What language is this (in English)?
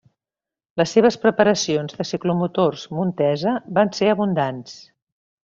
Catalan